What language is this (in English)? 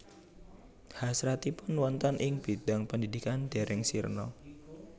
Javanese